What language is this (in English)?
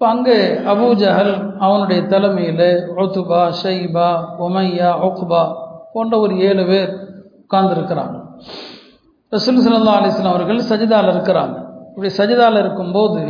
Tamil